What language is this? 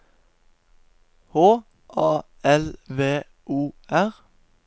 Norwegian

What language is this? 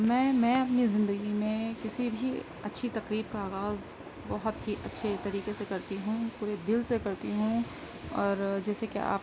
Urdu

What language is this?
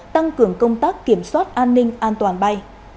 Vietnamese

